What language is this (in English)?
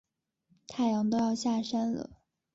Chinese